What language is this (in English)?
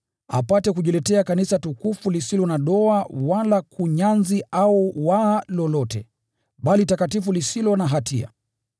Swahili